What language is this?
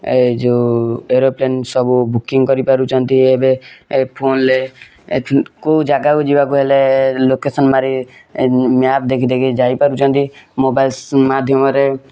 Odia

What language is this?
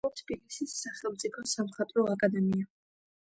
Georgian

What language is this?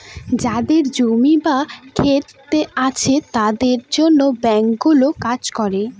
Bangla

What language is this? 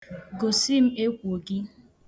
Igbo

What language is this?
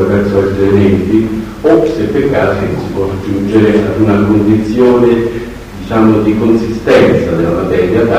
Italian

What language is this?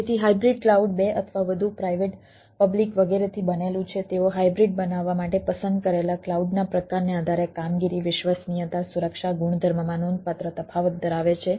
Gujarati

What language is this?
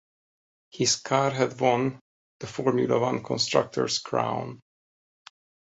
English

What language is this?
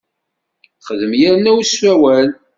Kabyle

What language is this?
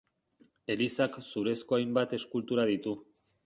Basque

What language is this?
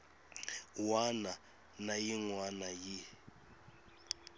Tsonga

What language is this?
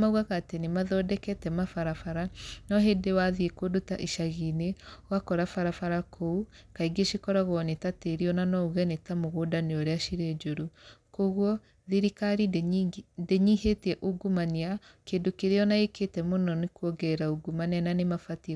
Kikuyu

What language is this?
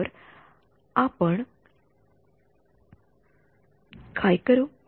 Marathi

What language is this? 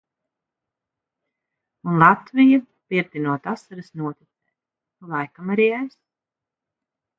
Latvian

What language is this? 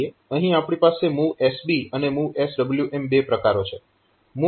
Gujarati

